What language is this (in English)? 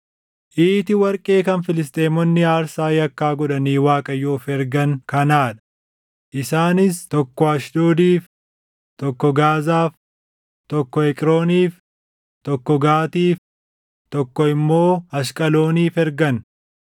Oromo